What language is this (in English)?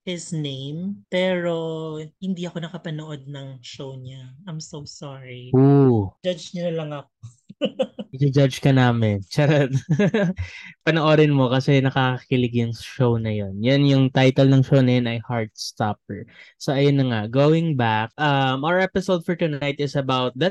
Filipino